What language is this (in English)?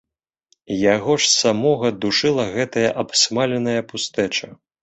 Belarusian